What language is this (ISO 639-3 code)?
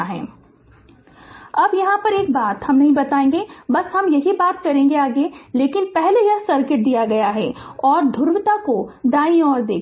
hin